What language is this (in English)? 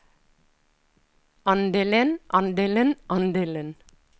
Norwegian